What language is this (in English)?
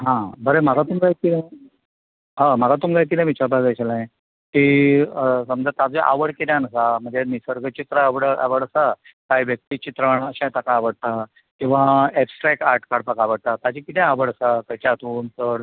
Konkani